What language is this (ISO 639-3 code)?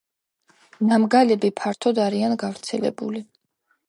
kat